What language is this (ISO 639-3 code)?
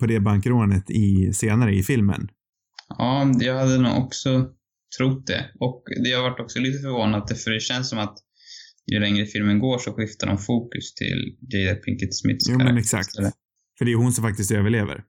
swe